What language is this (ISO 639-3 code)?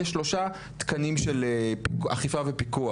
heb